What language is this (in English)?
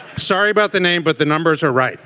English